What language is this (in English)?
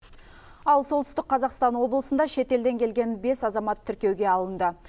Kazakh